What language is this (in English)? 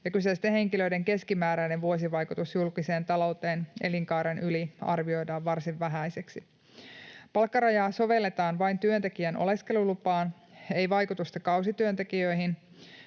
Finnish